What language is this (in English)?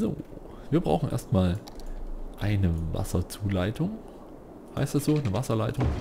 German